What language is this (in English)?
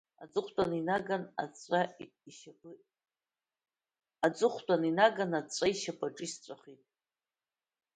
Abkhazian